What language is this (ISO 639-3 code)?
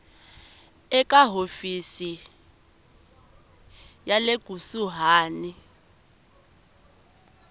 tso